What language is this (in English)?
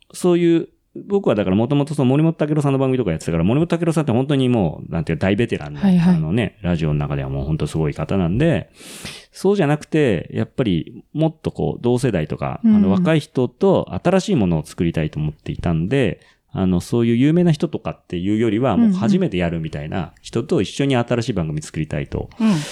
Japanese